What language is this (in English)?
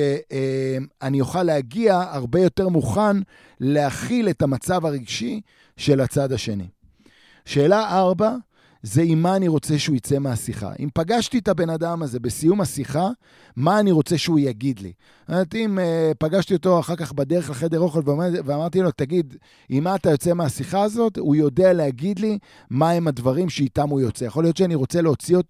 Hebrew